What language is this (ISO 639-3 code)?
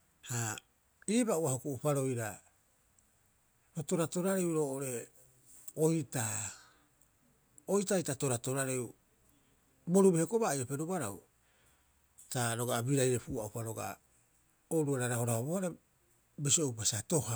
kyx